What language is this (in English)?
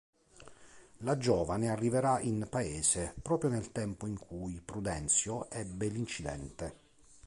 Italian